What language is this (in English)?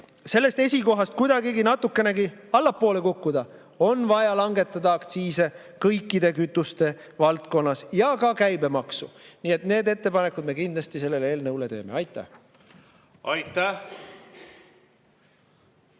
Estonian